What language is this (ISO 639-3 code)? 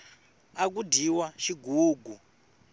tso